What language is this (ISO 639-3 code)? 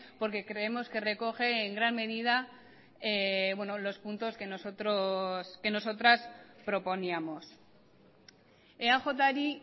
spa